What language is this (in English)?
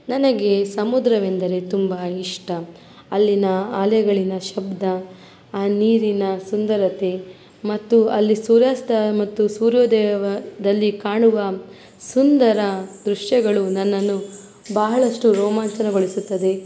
Kannada